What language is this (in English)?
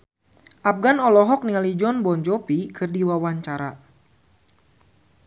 Sundanese